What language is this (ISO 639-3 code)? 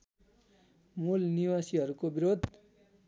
nep